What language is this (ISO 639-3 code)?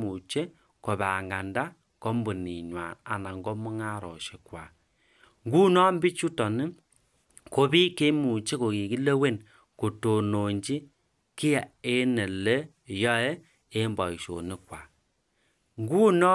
kln